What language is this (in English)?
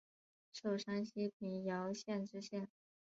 Chinese